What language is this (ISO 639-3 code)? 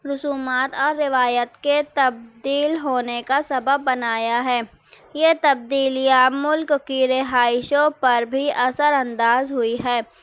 urd